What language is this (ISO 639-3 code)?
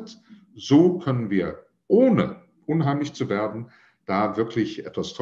deu